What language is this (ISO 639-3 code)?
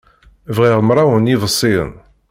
kab